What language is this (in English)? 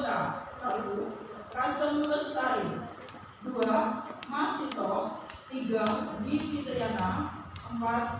Indonesian